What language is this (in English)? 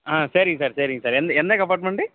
Tamil